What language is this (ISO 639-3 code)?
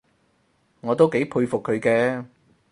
yue